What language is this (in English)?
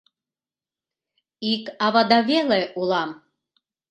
Mari